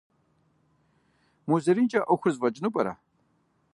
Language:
Kabardian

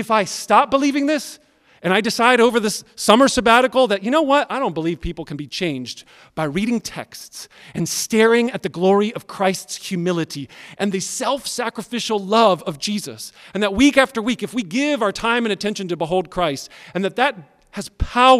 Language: English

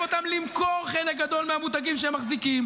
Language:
Hebrew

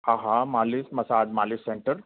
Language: Sindhi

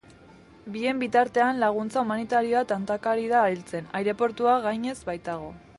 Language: Basque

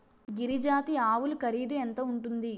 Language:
Telugu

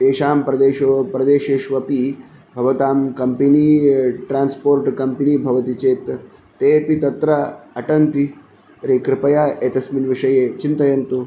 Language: Sanskrit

